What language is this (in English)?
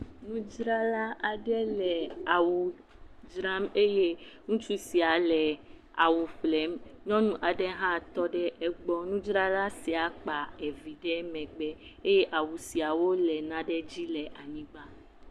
Ewe